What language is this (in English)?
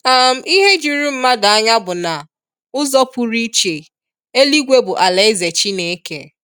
Igbo